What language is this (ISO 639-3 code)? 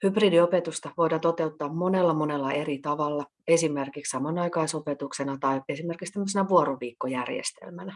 fin